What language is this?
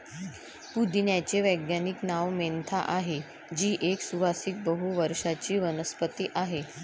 Marathi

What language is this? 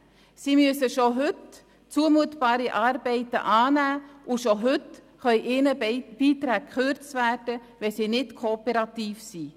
Swiss German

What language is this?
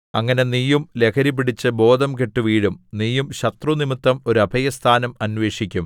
Malayalam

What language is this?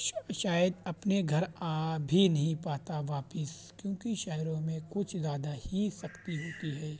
Urdu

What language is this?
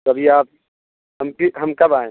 Urdu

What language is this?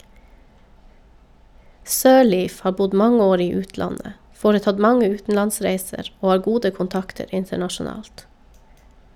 Norwegian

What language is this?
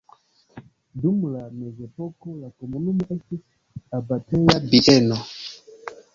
Esperanto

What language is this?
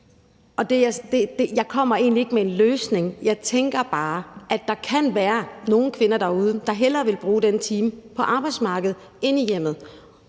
Danish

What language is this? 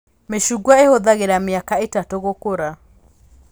Kikuyu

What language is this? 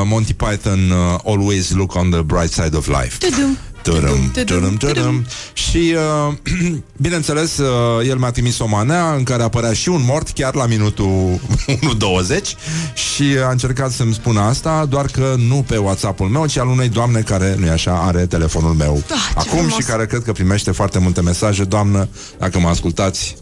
Romanian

